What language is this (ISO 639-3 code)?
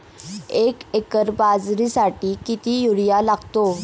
mar